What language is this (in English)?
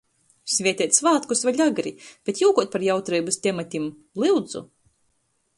Latgalian